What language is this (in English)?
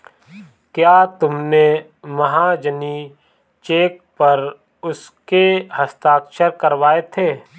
Hindi